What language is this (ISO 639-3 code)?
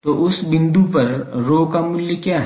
hin